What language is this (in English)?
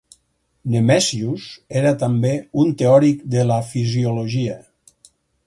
Catalan